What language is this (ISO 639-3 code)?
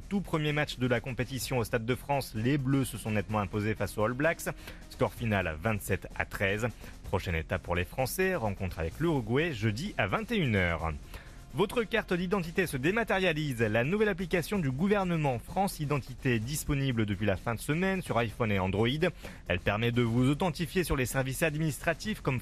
fra